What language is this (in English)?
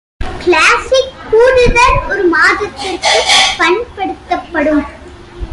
Tamil